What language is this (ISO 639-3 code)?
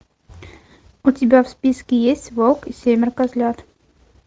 rus